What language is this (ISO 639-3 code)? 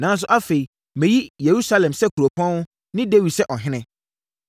aka